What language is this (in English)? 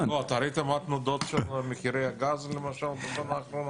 Hebrew